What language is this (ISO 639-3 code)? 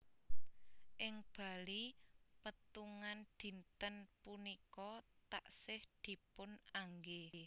jav